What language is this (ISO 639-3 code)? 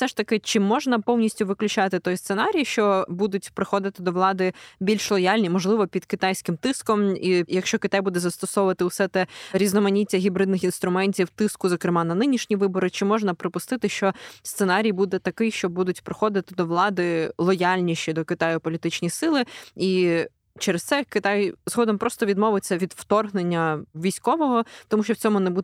ukr